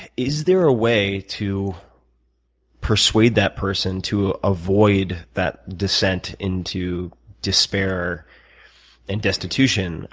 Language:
English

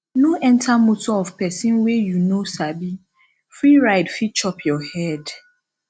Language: Nigerian Pidgin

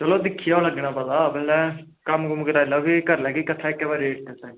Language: Dogri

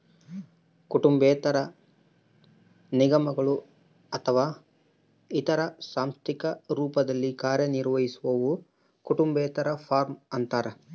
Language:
Kannada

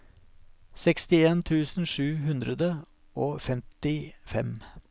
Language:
Norwegian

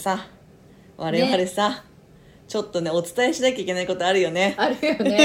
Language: Japanese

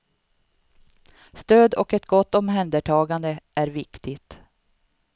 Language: Swedish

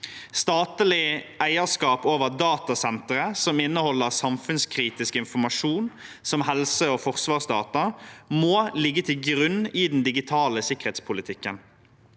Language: Norwegian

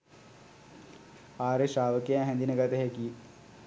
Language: Sinhala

